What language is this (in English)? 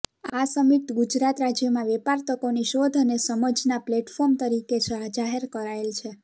Gujarati